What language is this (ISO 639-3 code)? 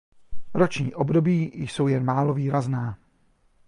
ces